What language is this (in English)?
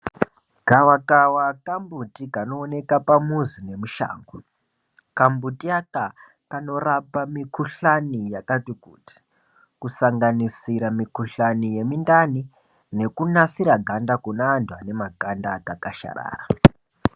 Ndau